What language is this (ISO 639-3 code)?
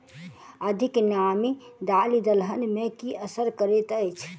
mai